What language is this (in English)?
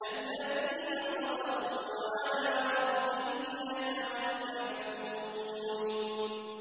Arabic